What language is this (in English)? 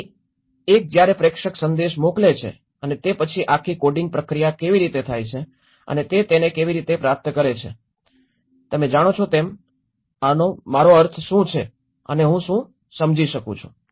Gujarati